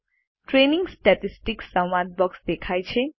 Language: Gujarati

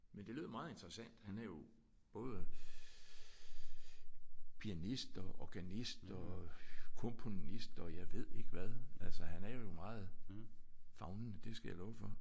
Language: Danish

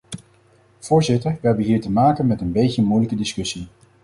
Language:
Dutch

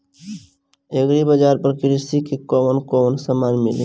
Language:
Bhojpuri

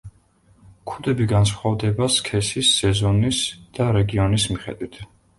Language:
Georgian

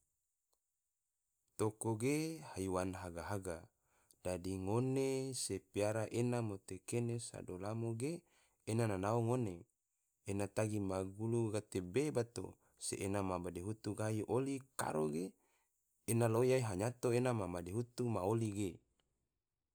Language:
Tidore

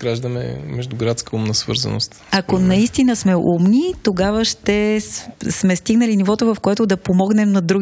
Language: Bulgarian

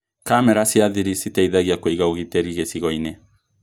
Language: Kikuyu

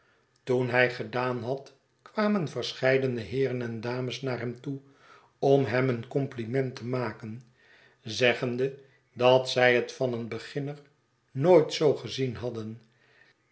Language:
Dutch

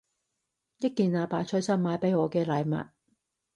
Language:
Cantonese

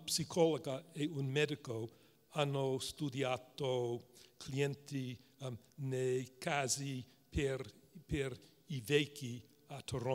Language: Italian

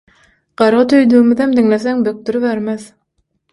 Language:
Turkmen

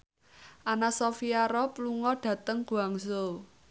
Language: Javanese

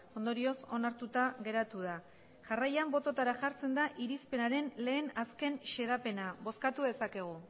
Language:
Basque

